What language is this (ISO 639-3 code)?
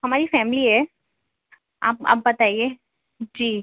urd